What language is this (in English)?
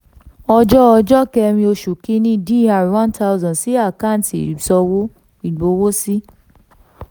Yoruba